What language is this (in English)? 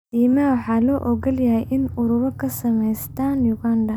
Somali